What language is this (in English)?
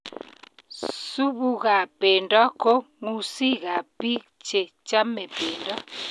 Kalenjin